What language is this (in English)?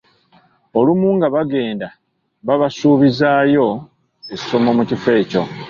Ganda